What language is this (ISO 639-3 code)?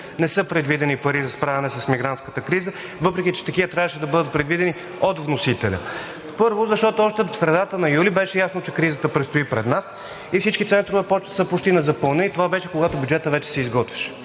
bul